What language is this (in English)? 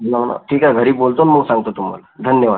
Marathi